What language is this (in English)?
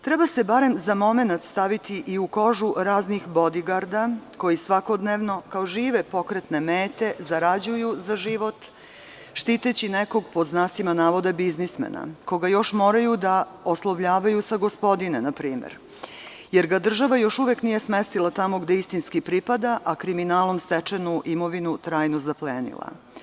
Serbian